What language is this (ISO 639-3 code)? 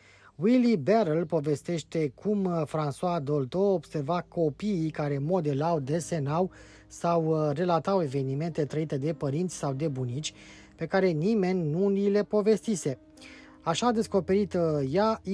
ron